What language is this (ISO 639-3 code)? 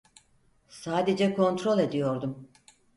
tur